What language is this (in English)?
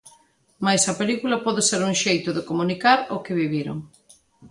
Galician